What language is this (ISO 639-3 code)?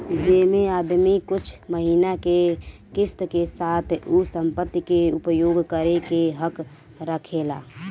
bho